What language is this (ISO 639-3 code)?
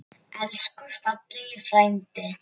isl